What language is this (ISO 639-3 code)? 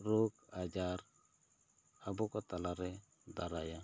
sat